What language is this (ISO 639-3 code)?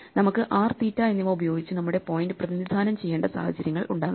mal